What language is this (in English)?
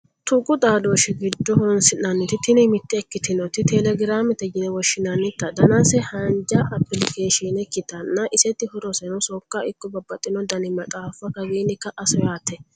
Sidamo